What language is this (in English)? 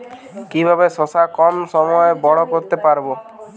Bangla